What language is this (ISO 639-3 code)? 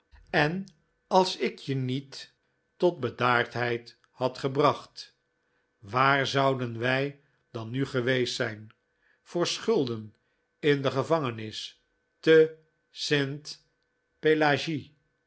nld